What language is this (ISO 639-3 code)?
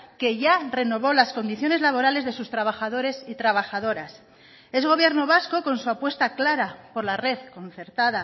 spa